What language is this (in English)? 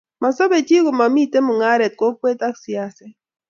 Kalenjin